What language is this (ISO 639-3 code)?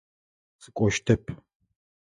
ady